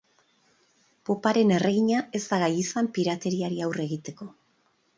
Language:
Basque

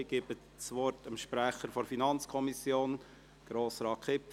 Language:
Swiss German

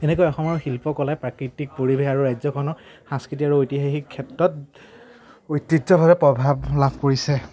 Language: Assamese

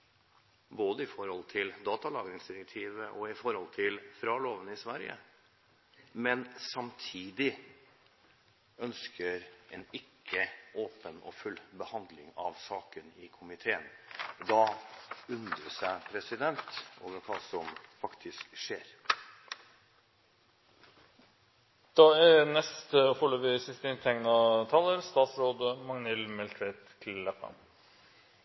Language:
Norwegian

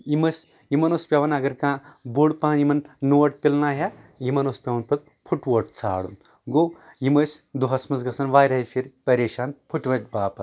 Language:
Kashmiri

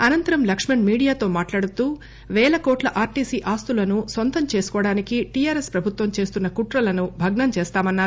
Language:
Telugu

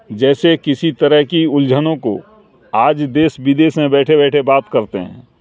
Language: Urdu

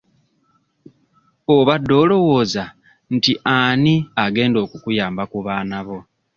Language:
Ganda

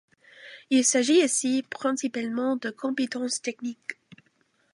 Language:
French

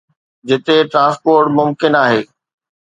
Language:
Sindhi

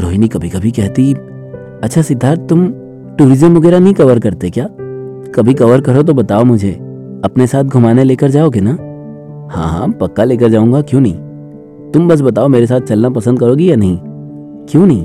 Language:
Hindi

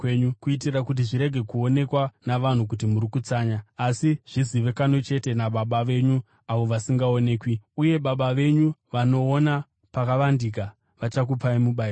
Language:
Shona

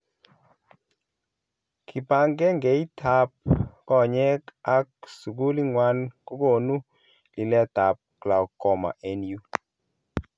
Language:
Kalenjin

